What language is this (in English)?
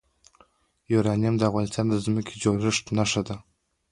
Pashto